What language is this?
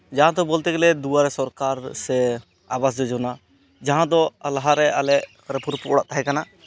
Santali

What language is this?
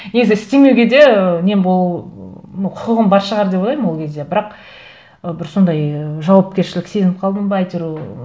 Kazakh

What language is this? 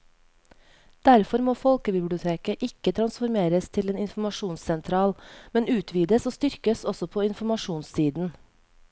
Norwegian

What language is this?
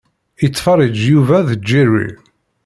Kabyle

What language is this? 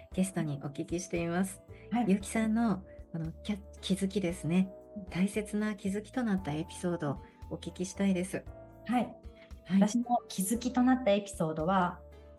Japanese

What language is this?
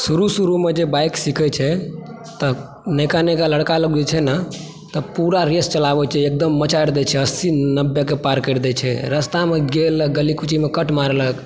Maithili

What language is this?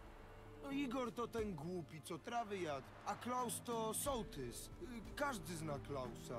Polish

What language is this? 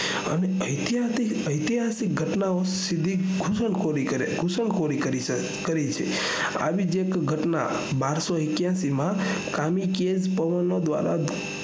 Gujarati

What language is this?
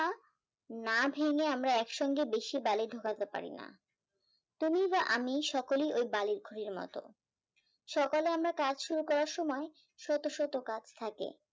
Bangla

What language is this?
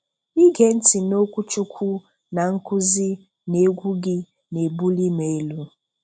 Igbo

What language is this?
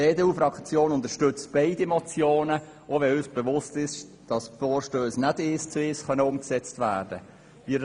Swiss German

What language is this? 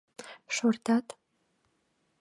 Mari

